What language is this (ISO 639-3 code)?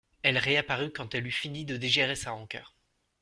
fra